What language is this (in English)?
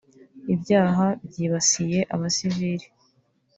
Kinyarwanda